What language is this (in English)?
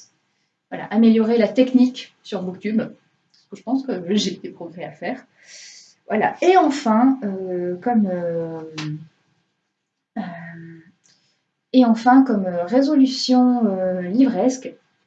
French